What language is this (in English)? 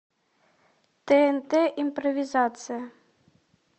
Russian